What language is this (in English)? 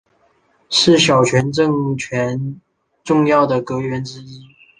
Chinese